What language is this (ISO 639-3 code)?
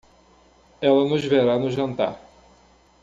por